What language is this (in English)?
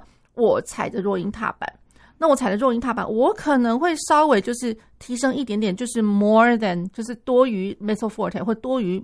Chinese